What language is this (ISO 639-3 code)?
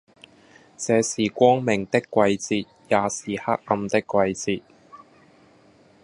yue